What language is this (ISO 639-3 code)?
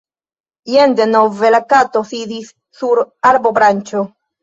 epo